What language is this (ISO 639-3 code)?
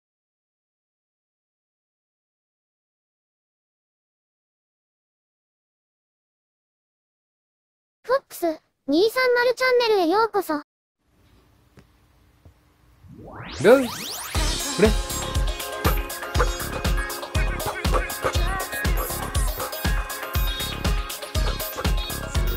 jpn